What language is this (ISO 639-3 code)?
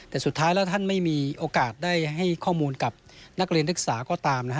tha